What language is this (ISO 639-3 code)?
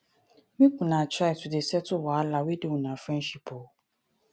pcm